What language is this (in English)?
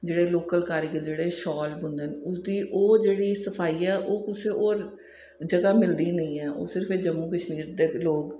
Dogri